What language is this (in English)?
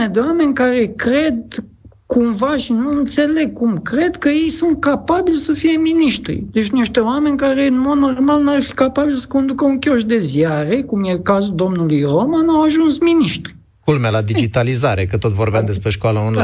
Romanian